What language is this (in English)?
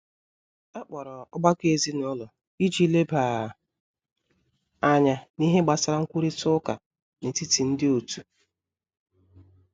Igbo